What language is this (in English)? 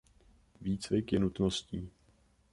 Czech